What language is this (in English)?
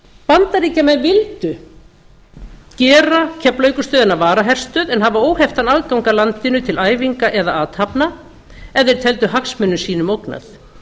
Icelandic